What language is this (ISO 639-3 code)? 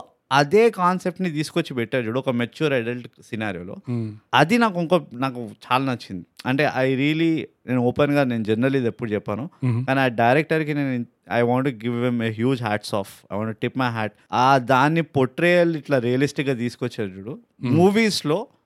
tel